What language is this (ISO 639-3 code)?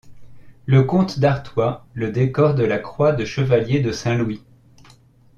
fra